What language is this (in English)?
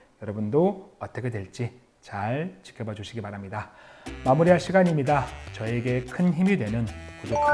Korean